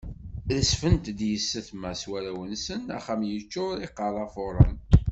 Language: Kabyle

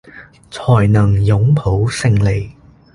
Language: Cantonese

